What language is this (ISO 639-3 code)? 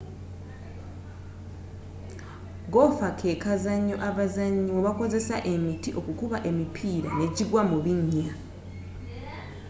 lug